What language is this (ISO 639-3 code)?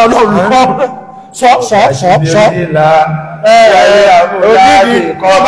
ara